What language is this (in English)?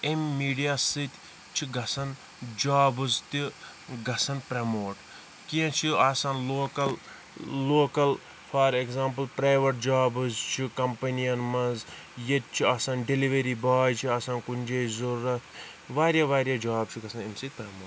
Kashmiri